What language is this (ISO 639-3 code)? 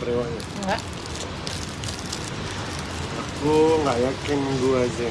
ind